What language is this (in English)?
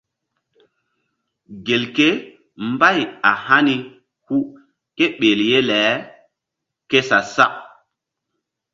Mbum